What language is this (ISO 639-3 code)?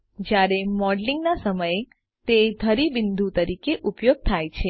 guj